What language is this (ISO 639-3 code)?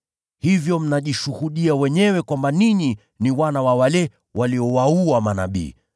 swa